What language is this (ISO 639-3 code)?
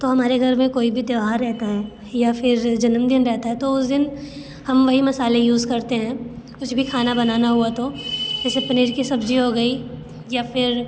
hin